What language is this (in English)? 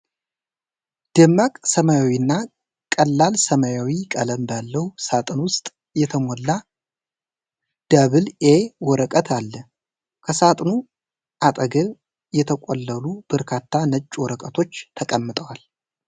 Amharic